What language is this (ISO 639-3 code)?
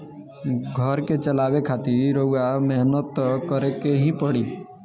bho